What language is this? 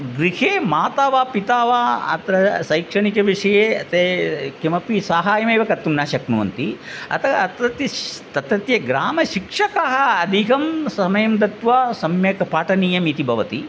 Sanskrit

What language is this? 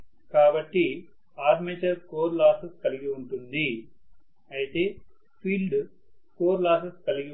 Telugu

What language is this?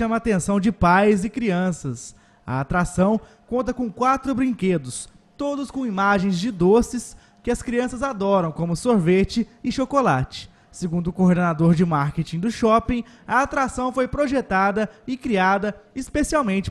Portuguese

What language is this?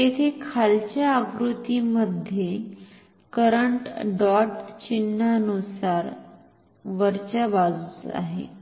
Marathi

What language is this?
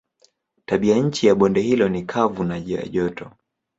Swahili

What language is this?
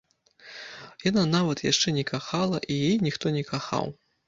Belarusian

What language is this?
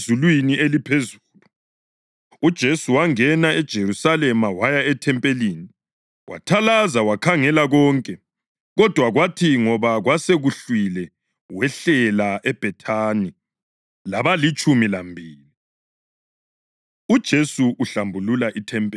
North Ndebele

